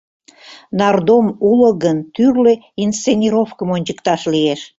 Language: Mari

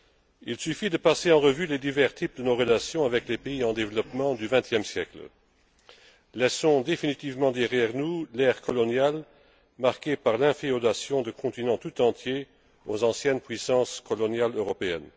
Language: French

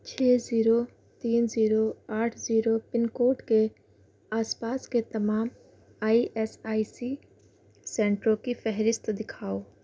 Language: Urdu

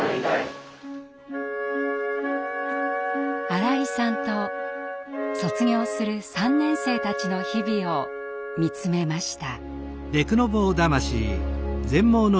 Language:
Japanese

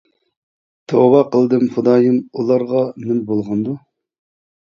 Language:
Uyghur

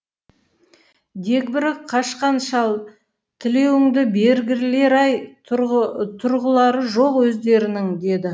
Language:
Kazakh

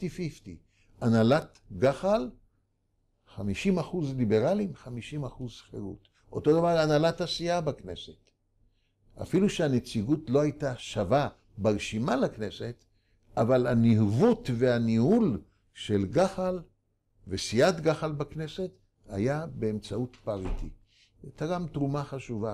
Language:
Hebrew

